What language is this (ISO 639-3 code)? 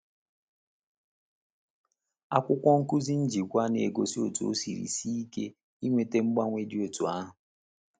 ibo